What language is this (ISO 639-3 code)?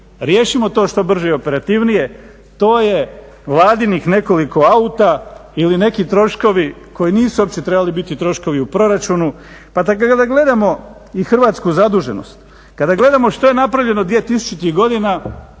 hrv